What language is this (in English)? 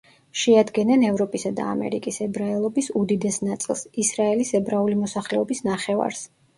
Georgian